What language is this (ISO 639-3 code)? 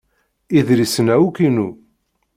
kab